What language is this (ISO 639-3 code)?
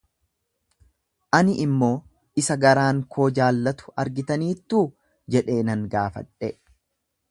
orm